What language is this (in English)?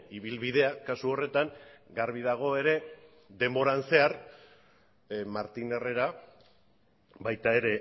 Basque